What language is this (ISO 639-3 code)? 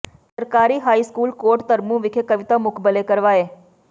pan